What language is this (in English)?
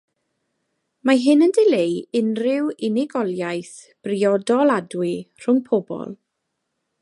Welsh